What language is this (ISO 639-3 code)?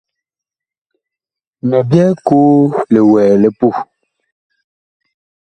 bkh